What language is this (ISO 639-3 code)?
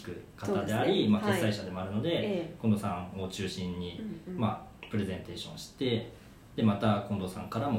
jpn